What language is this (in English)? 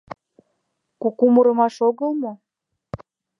Mari